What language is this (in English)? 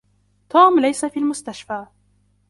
Arabic